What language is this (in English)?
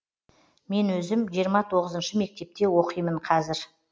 Kazakh